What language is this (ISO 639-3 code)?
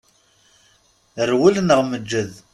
kab